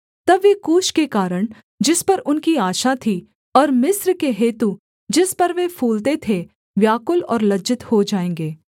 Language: Hindi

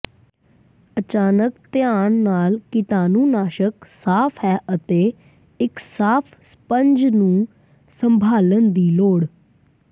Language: Punjabi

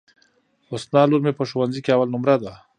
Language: Pashto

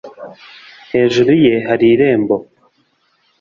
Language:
Kinyarwanda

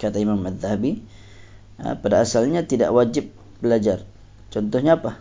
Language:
Malay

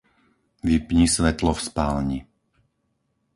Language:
Slovak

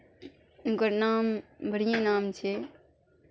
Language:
Maithili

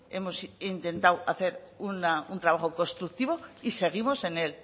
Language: Spanish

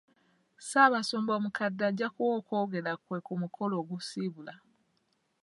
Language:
Ganda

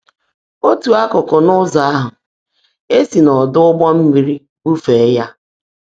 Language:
Igbo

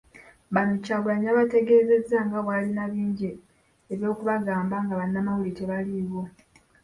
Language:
Ganda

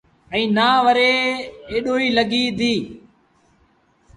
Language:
Sindhi Bhil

